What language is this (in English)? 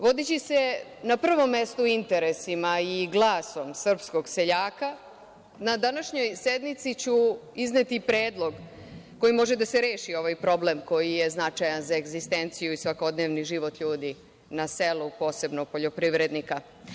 Serbian